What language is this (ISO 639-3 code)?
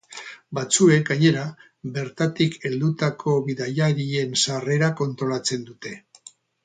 eus